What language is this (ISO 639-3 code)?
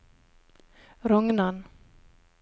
nor